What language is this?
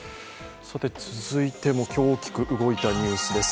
Japanese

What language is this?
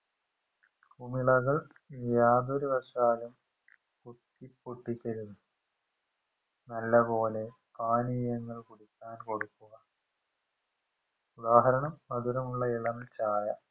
Malayalam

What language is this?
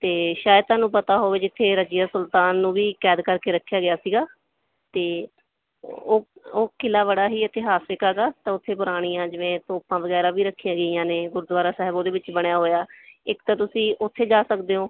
Punjabi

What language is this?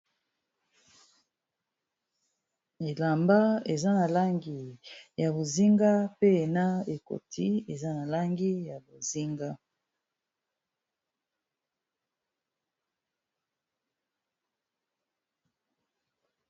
Lingala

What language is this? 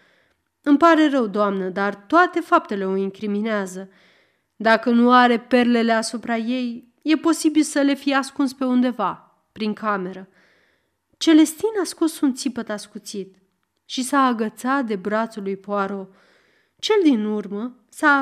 Romanian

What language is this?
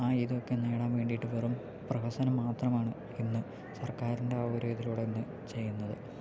Malayalam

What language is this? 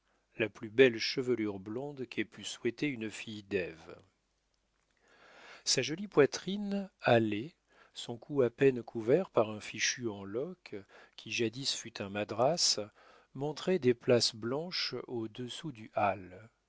French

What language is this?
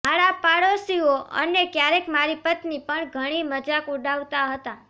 Gujarati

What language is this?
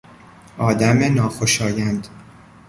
Persian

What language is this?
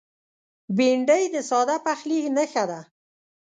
Pashto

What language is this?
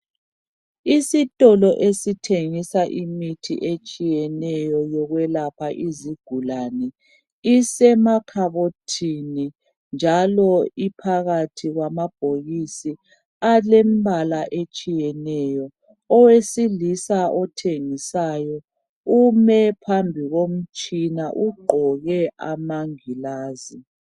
North Ndebele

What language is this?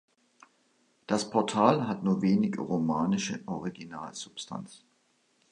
German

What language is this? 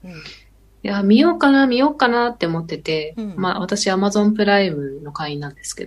Japanese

